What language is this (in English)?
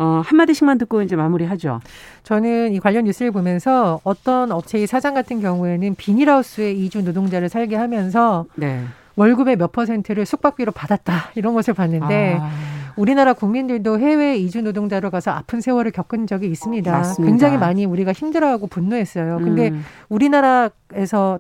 Korean